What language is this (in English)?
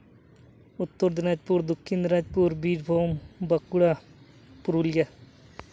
Santali